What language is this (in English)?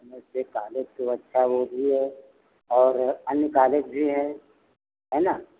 Hindi